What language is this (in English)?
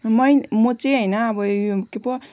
Nepali